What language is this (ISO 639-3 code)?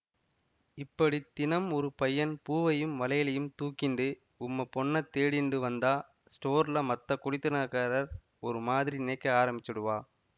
tam